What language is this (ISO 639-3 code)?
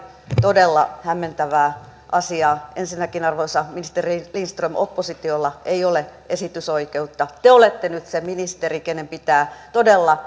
fin